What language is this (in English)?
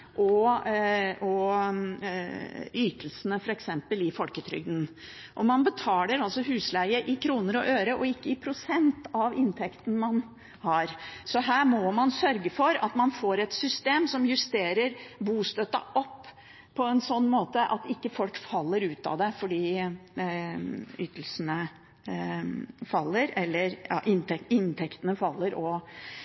Norwegian Bokmål